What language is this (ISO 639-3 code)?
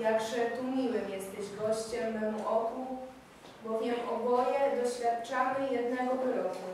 pol